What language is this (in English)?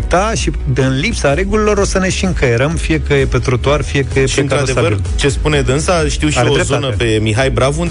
Romanian